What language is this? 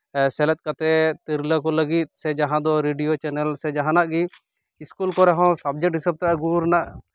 Santali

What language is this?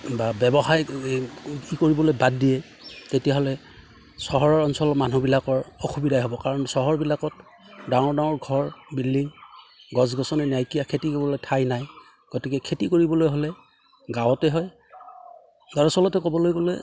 Assamese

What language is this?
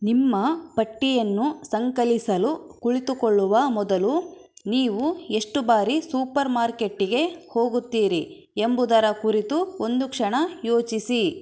Kannada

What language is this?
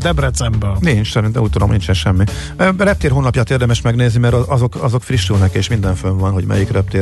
Hungarian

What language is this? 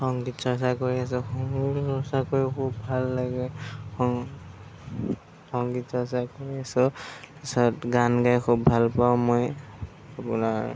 Assamese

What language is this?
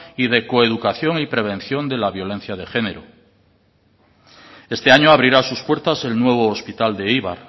Spanish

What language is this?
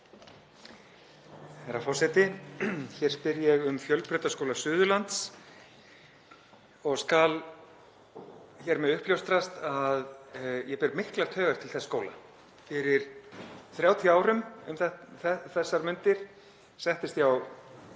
Icelandic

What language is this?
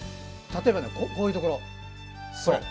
Japanese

